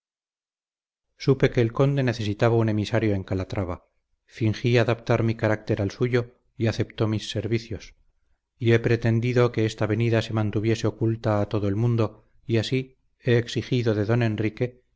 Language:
Spanish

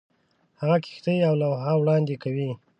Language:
Pashto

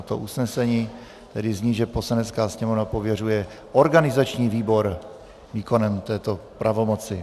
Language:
Czech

